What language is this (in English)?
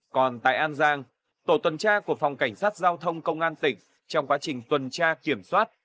Vietnamese